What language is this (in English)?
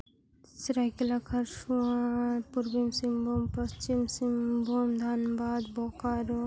Santali